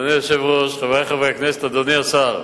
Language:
Hebrew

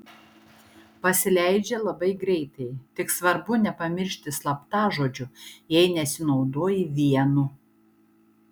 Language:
Lithuanian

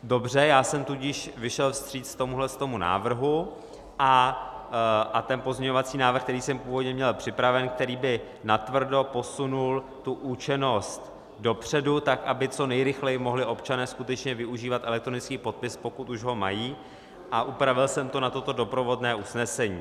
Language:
Czech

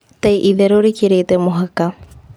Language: Kikuyu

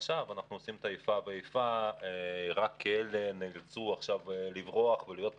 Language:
Hebrew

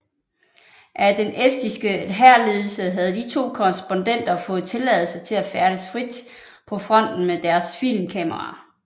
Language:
Danish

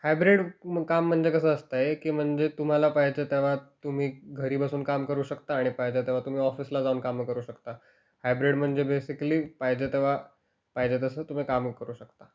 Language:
Marathi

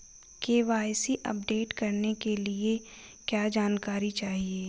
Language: Hindi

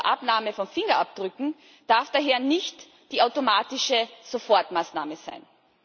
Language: German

